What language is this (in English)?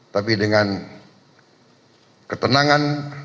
Indonesian